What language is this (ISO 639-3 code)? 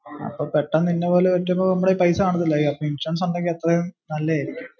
mal